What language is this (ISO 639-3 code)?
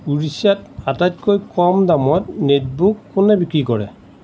asm